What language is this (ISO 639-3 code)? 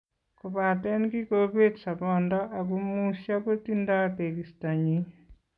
kln